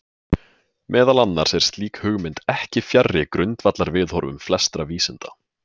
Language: Icelandic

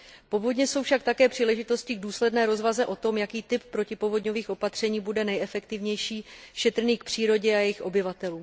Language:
Czech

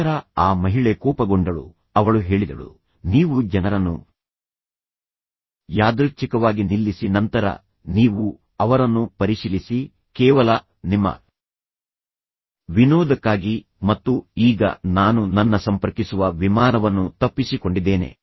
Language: Kannada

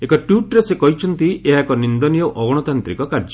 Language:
Odia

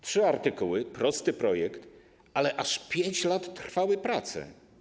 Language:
Polish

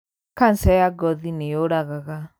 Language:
Kikuyu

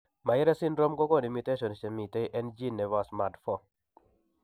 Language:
Kalenjin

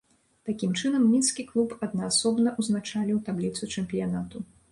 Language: Belarusian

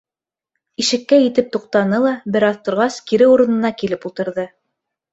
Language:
Bashkir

